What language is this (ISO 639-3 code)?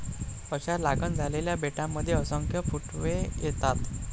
mar